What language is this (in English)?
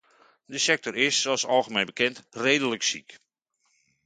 Dutch